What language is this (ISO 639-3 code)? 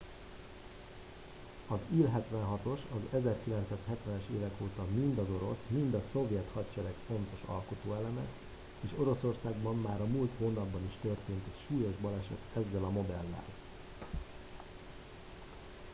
hun